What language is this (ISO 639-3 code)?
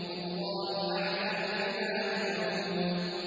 ara